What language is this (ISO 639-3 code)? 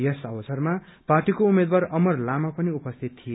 nep